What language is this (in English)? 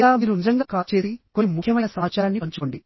Telugu